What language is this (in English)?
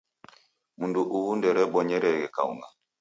Taita